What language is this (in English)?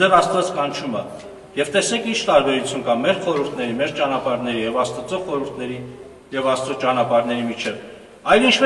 Romanian